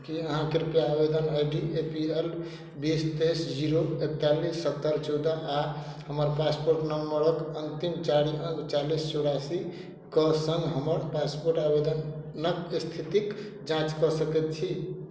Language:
Maithili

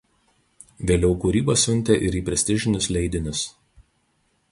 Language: Lithuanian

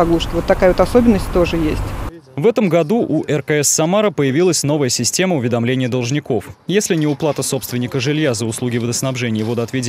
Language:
Russian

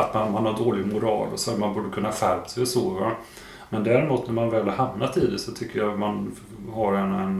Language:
Swedish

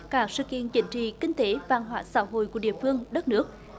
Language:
Vietnamese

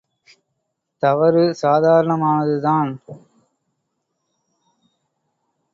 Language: Tamil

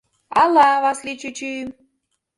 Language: Mari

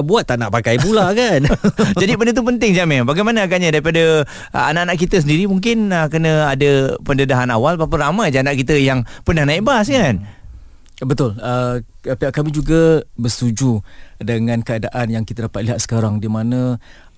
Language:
Malay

